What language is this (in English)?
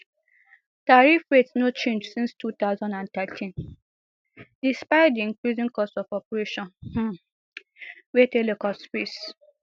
Nigerian Pidgin